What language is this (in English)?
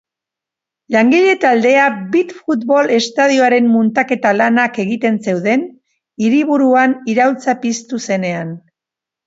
Basque